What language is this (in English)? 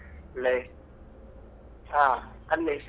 Kannada